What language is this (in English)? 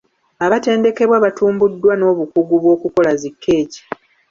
Ganda